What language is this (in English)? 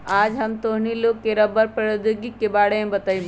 Magahi